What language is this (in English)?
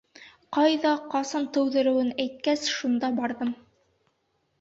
Bashkir